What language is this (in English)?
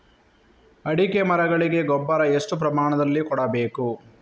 Kannada